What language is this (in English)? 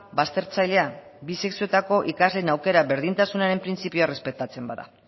Basque